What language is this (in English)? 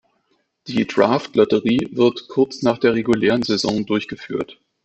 German